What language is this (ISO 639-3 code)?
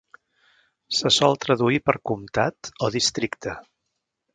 cat